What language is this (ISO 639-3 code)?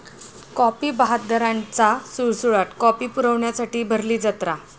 mar